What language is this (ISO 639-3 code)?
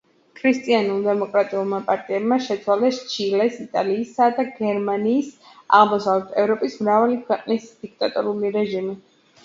kat